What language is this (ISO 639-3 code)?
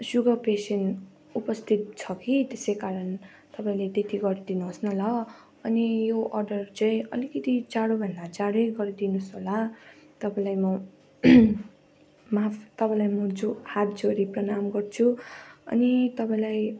nep